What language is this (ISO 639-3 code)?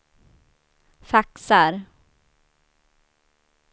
swe